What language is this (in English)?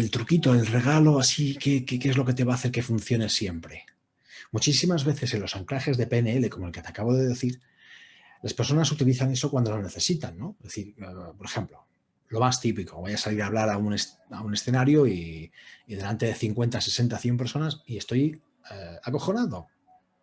Spanish